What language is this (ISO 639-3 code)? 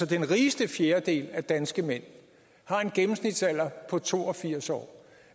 dan